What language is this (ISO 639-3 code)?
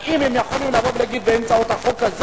heb